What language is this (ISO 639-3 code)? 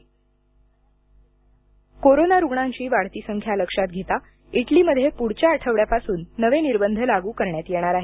mar